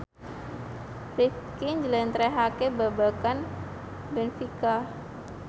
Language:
Javanese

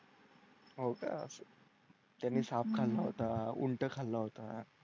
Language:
Marathi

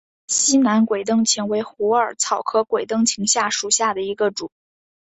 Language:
Chinese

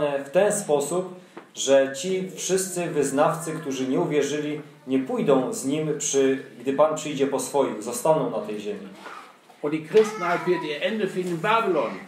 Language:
Polish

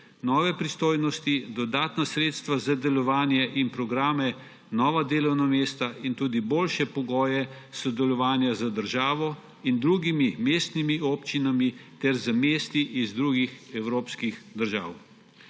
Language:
Slovenian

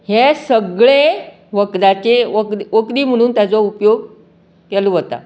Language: Konkani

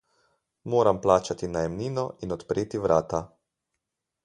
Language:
Slovenian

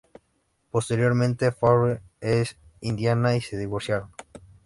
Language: Spanish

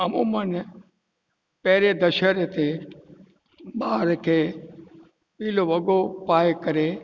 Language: Sindhi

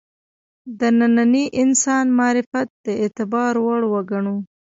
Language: Pashto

